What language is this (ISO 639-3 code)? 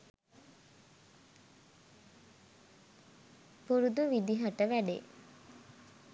sin